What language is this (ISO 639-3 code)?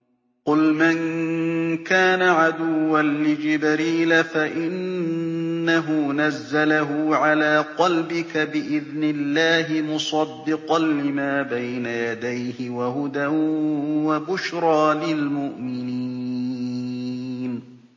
ara